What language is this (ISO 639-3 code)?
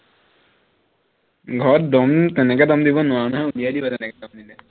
asm